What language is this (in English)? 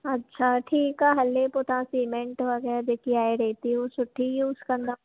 Sindhi